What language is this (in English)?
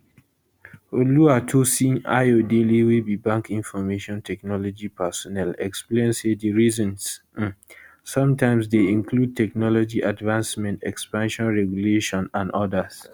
Nigerian Pidgin